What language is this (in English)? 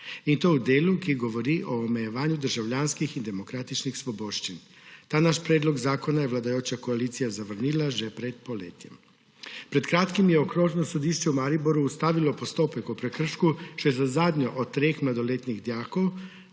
Slovenian